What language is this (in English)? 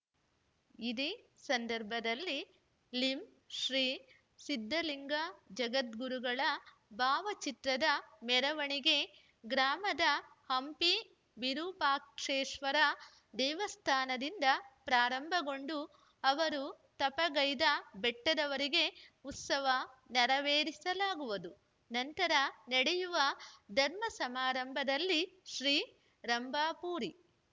Kannada